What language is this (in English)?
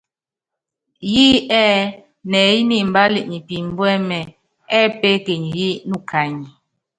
Yangben